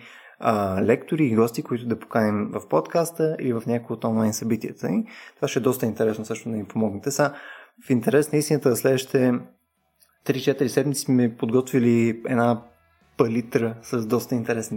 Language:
Bulgarian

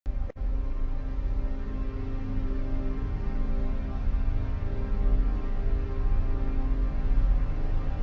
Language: Vietnamese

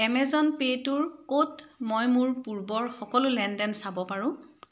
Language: Assamese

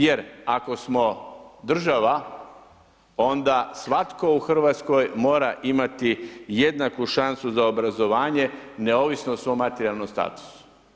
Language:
Croatian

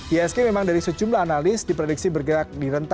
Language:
Indonesian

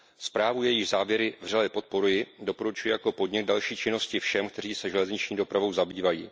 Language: Czech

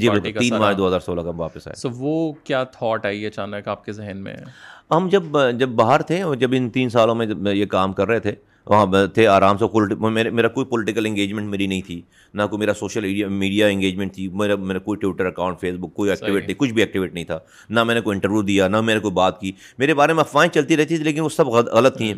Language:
Urdu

